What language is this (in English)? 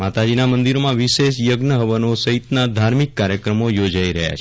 Gujarati